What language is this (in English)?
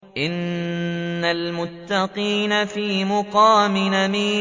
Arabic